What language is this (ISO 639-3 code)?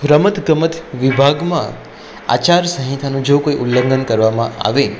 guj